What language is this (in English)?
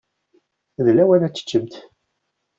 Kabyle